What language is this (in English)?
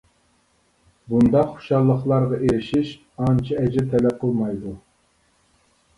Uyghur